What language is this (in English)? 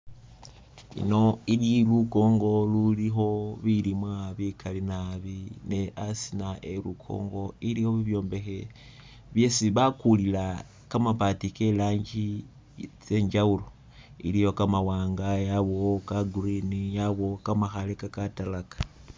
Masaaba